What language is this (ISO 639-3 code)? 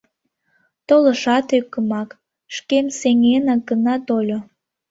chm